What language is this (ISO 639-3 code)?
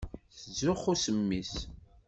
kab